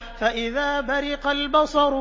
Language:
Arabic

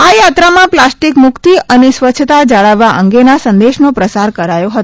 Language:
Gujarati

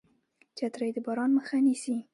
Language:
Pashto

